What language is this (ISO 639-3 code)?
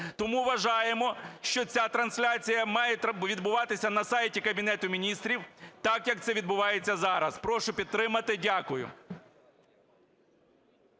ukr